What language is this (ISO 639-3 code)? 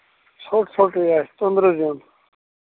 kas